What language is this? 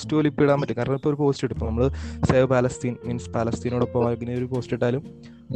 Malayalam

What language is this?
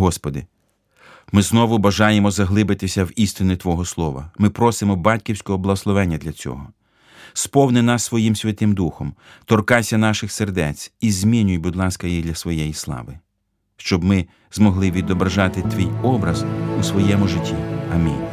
Ukrainian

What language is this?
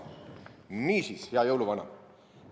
Estonian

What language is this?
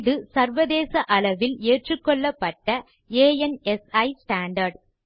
Tamil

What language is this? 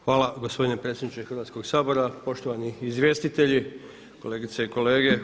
Croatian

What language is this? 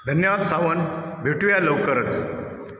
Marathi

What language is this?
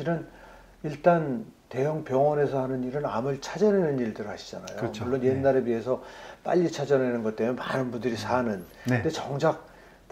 Korean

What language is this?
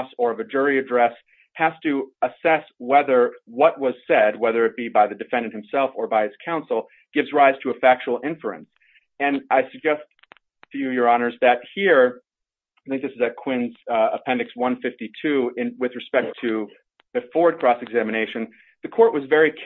English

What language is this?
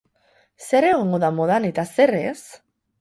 Basque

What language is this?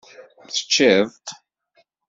Kabyle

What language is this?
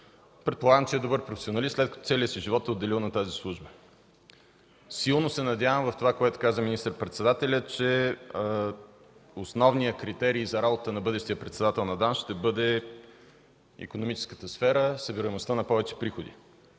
Bulgarian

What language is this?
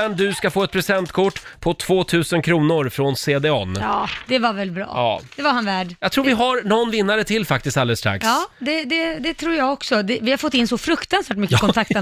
Swedish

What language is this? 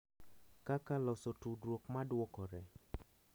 Luo (Kenya and Tanzania)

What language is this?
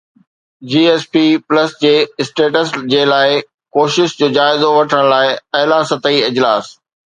Sindhi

